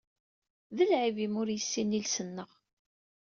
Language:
Kabyle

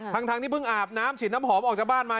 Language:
Thai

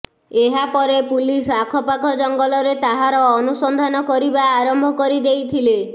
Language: Odia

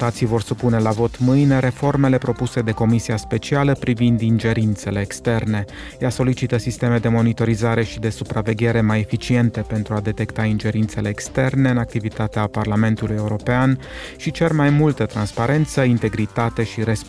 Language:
Romanian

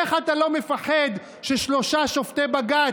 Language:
Hebrew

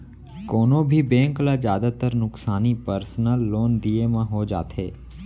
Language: Chhattisgarhi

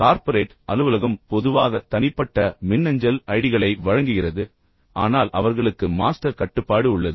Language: Tamil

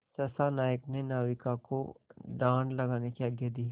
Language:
Hindi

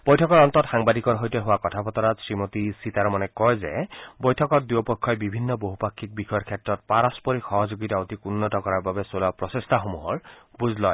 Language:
Assamese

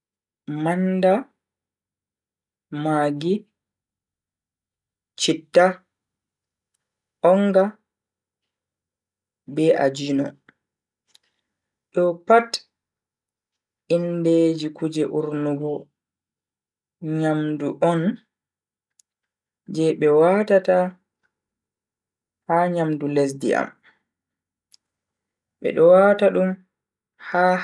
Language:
Bagirmi Fulfulde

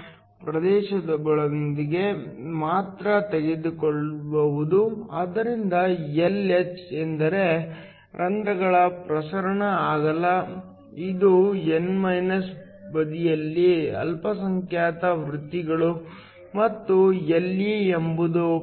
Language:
Kannada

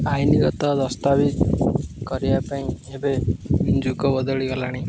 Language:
Odia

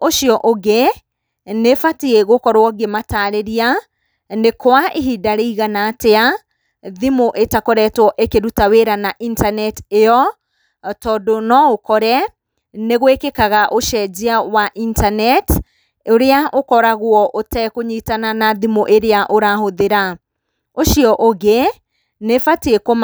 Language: Kikuyu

